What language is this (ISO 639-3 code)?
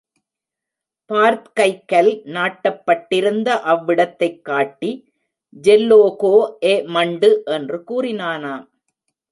tam